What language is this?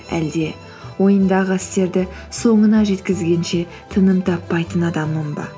Kazakh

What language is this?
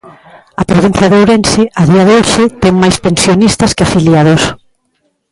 Galician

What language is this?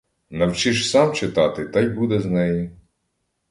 Ukrainian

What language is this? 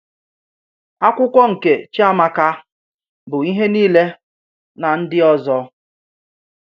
Igbo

